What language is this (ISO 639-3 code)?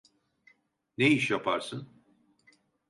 tur